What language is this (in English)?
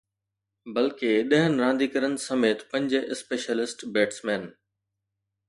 Sindhi